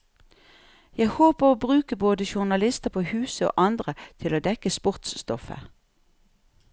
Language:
Norwegian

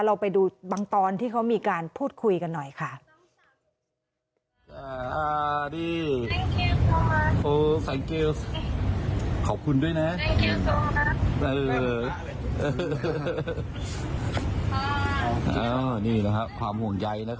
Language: Thai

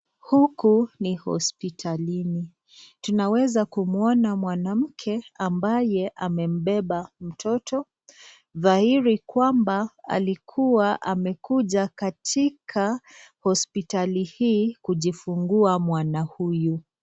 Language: Swahili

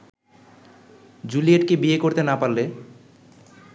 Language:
Bangla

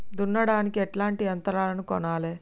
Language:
Telugu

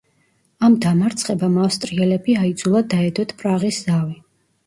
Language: Georgian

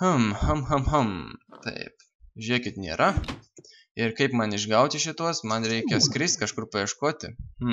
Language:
Lithuanian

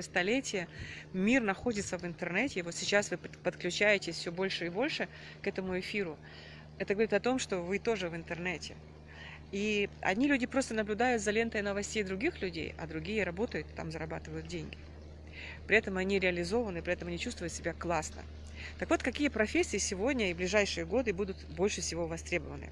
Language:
Russian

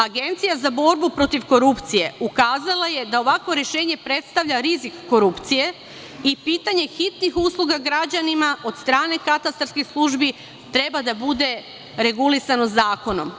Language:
Serbian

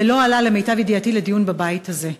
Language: Hebrew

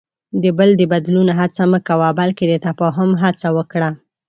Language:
Pashto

